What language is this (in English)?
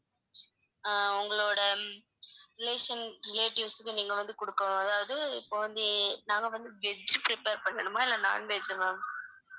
Tamil